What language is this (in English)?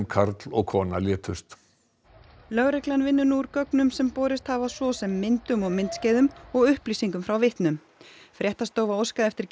Icelandic